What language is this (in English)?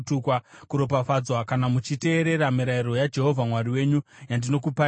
Shona